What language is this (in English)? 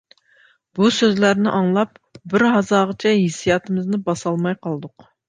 Uyghur